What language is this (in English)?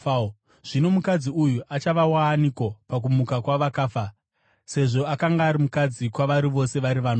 Shona